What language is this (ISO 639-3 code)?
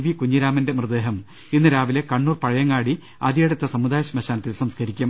mal